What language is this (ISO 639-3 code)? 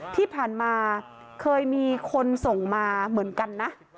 tha